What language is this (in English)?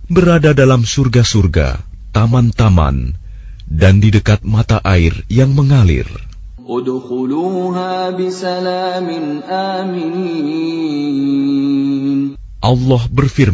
Arabic